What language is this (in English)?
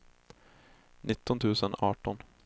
Swedish